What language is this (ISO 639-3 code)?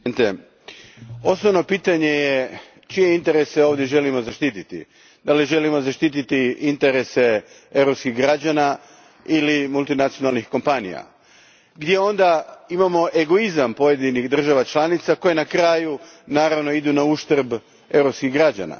hrv